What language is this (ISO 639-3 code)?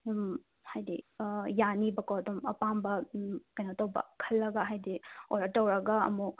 mni